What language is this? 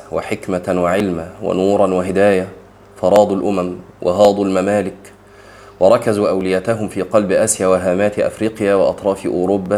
Arabic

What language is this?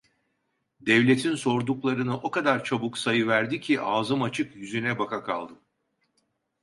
Turkish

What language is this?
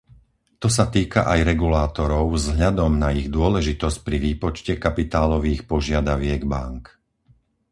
Slovak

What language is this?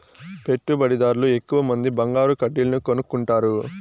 Telugu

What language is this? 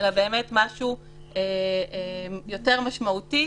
Hebrew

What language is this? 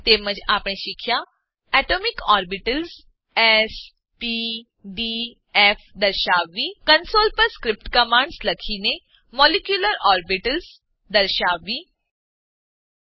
Gujarati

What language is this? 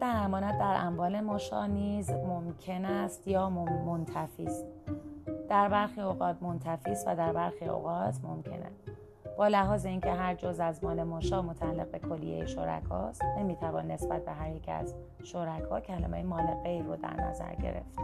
Persian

